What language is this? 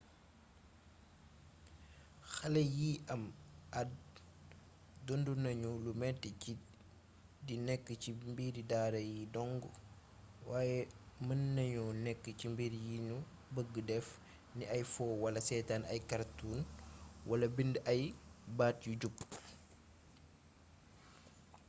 Wolof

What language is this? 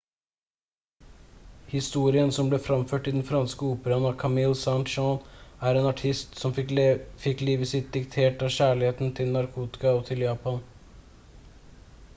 Norwegian Bokmål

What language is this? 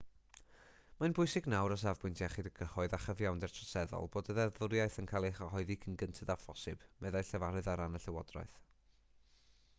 Welsh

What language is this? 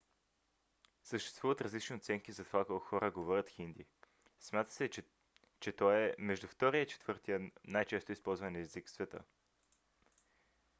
Bulgarian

